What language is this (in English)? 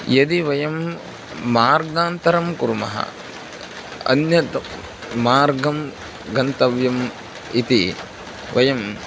Sanskrit